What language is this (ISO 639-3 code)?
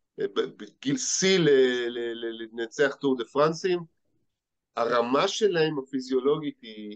heb